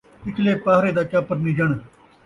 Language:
Saraiki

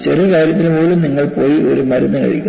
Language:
Malayalam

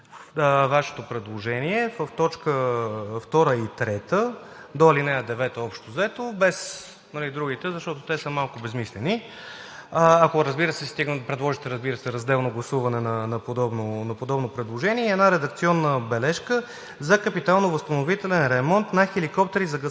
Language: Bulgarian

